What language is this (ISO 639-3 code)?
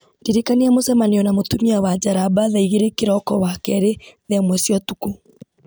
kik